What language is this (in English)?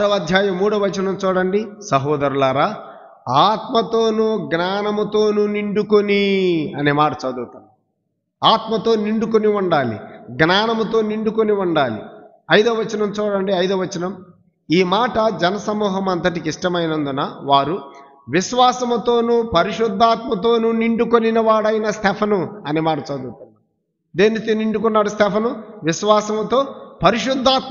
Telugu